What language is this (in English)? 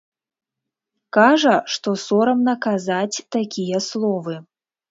Belarusian